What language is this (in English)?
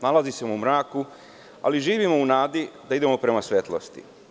Serbian